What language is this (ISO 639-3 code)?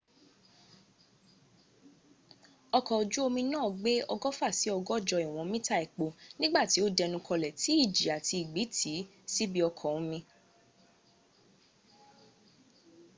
yor